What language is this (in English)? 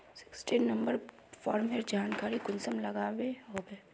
Magahi